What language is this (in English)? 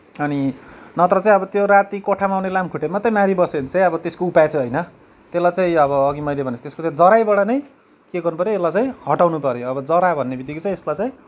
Nepali